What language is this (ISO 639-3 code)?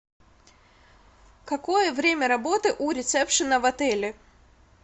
rus